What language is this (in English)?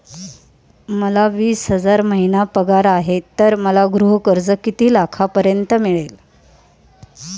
Marathi